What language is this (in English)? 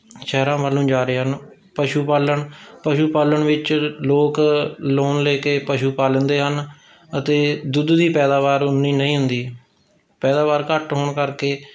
Punjabi